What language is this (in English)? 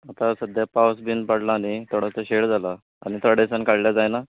Konkani